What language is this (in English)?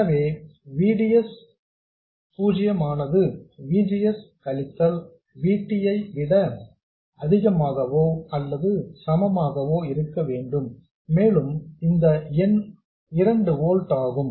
Tamil